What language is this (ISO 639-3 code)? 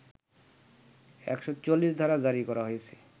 ben